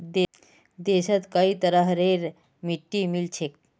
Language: Magahi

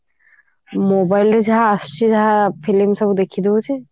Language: Odia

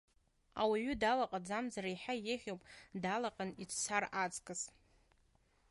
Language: Abkhazian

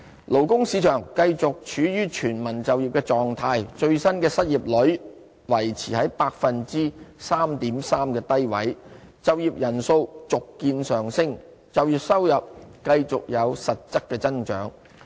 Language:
Cantonese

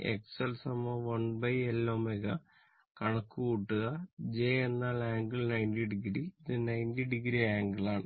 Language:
Malayalam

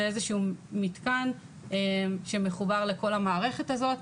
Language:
Hebrew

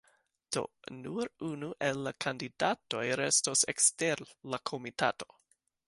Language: Esperanto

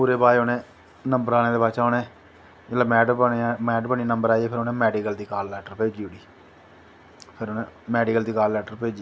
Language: Dogri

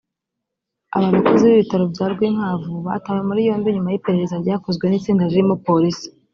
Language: Kinyarwanda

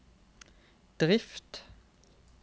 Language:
Norwegian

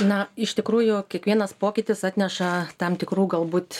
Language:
Lithuanian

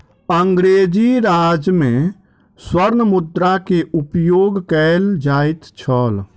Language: Maithili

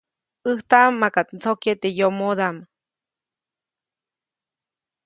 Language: Copainalá Zoque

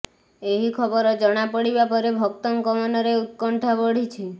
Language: Odia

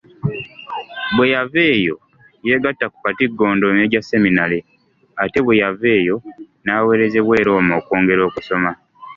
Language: Ganda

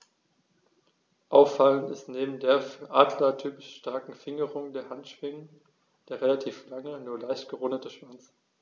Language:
German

